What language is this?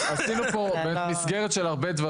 Hebrew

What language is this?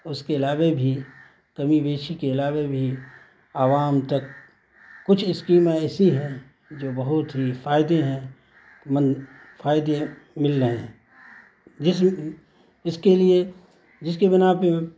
Urdu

